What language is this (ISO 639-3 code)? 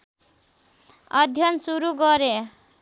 nep